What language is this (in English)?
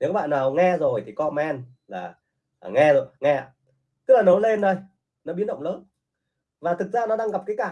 Vietnamese